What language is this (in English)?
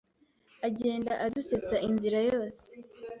Kinyarwanda